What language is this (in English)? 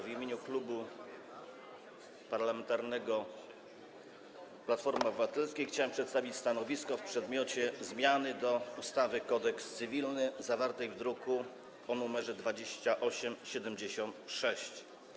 Polish